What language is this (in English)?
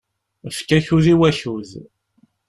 Kabyle